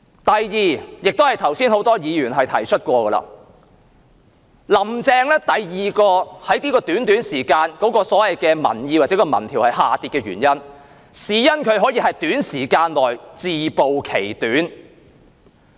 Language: Cantonese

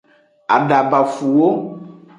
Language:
Aja (Benin)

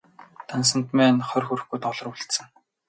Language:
Mongolian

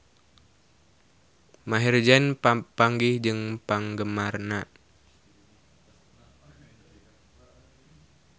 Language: Sundanese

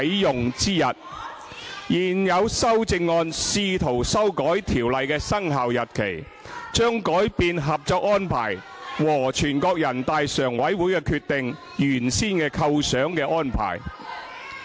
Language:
Cantonese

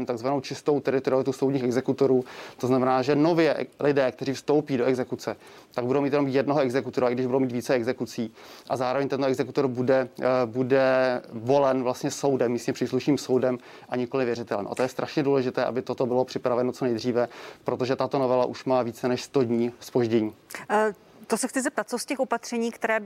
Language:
Czech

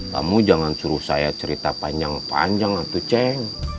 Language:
Indonesian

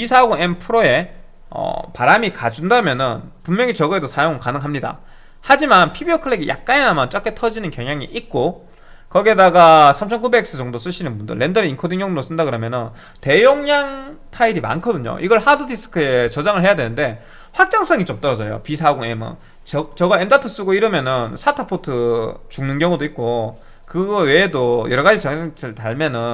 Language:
Korean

